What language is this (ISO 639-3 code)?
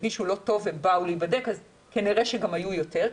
heb